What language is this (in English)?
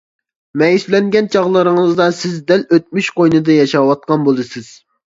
Uyghur